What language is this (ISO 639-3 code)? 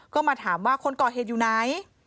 tha